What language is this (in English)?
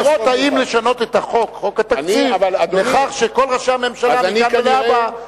Hebrew